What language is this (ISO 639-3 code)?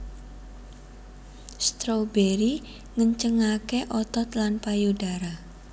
jav